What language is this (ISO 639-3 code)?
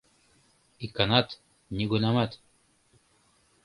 chm